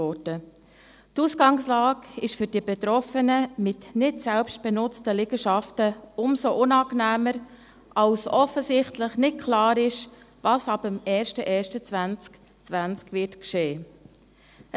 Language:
Swiss German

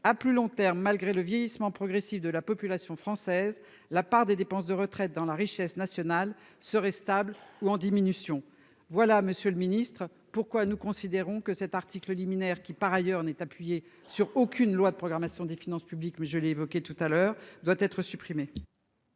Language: French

